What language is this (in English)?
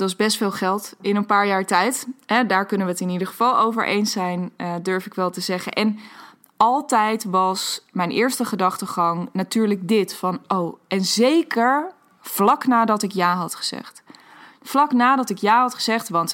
Dutch